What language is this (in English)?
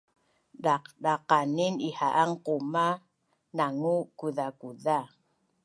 Bunun